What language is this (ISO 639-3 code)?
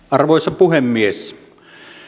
fin